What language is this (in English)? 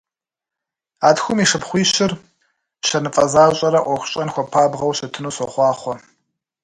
Kabardian